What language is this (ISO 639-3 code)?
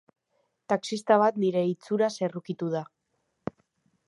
eus